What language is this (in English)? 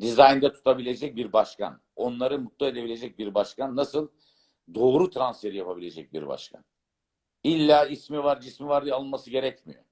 Turkish